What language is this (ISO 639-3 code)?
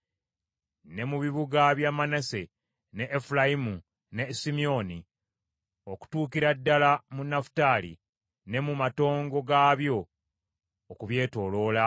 lug